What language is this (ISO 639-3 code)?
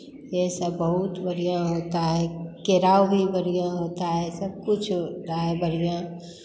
hin